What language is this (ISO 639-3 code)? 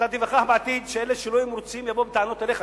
heb